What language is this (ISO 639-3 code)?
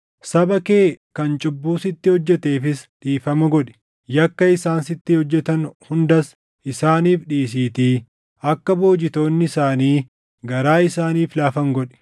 orm